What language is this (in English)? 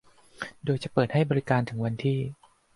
Thai